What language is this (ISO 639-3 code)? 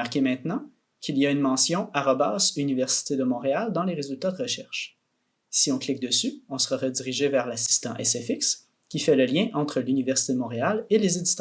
fra